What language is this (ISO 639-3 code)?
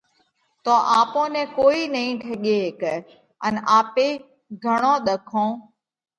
kvx